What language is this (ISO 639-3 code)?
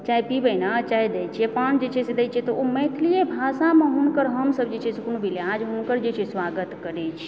mai